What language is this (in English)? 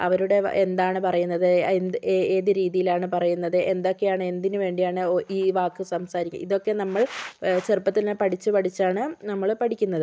Malayalam